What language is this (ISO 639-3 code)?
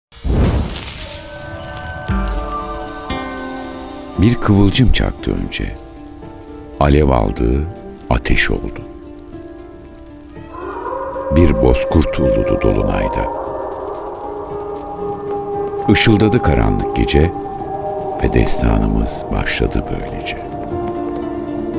tur